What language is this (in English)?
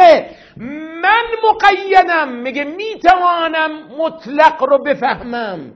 Persian